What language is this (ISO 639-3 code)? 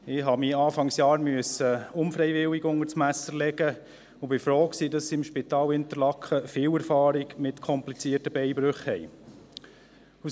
gsw